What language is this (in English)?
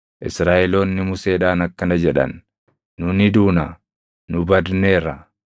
Oromo